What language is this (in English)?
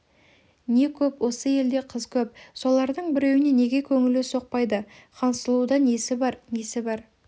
Kazakh